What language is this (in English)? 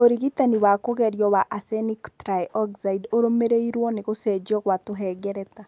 Kikuyu